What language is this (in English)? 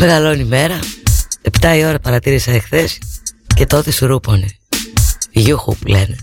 Greek